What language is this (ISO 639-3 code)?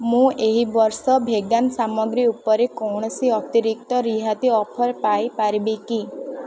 ori